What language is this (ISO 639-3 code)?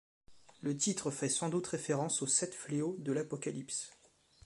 fra